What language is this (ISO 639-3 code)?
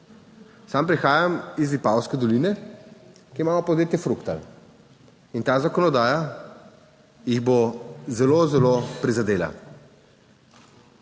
slv